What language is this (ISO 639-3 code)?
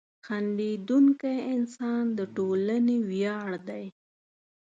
pus